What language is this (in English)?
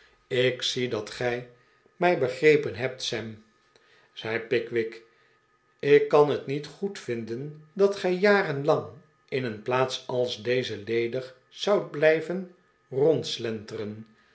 Dutch